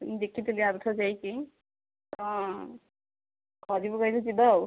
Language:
Odia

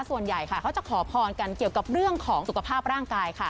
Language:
Thai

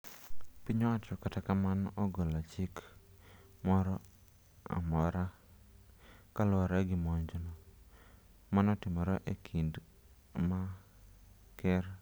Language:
Luo (Kenya and Tanzania)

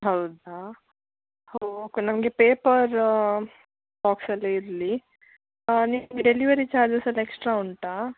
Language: Kannada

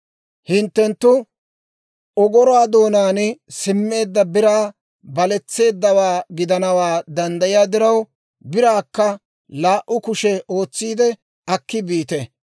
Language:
Dawro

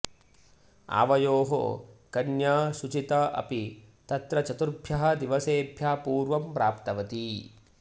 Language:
Sanskrit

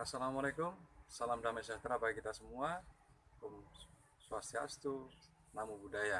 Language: Indonesian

